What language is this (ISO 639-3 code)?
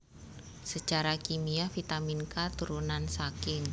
jav